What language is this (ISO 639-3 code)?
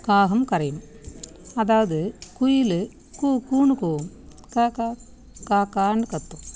tam